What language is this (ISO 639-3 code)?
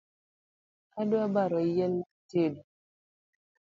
luo